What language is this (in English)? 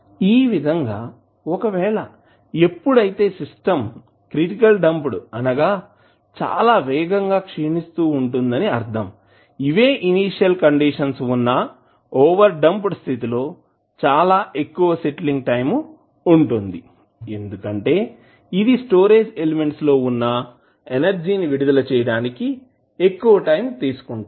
Telugu